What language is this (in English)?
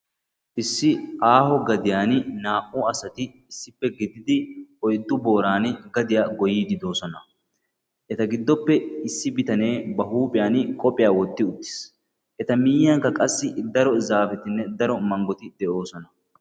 Wolaytta